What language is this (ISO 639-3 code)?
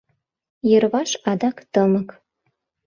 chm